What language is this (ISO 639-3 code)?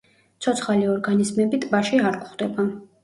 kat